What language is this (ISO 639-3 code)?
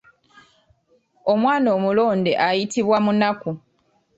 lug